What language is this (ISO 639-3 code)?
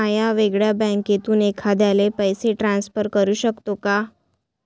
mar